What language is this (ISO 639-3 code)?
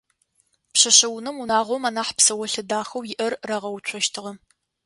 ady